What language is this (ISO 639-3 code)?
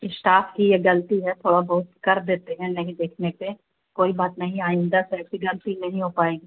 urd